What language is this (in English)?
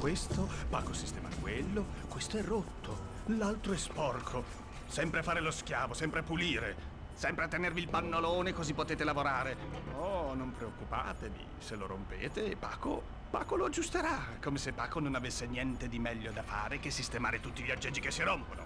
Italian